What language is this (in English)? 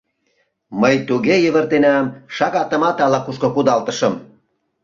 Mari